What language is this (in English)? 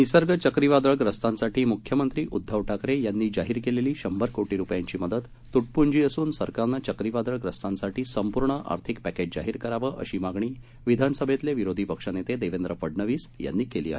Marathi